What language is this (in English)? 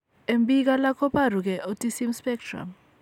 Kalenjin